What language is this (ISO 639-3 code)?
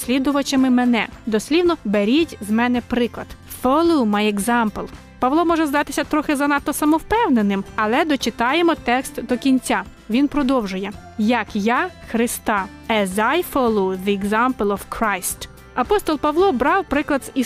ukr